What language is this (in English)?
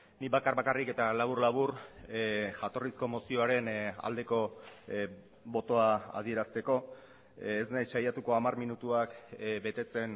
Basque